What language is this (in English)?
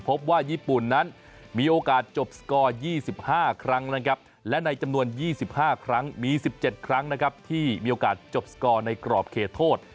Thai